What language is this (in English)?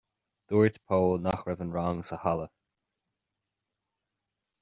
Irish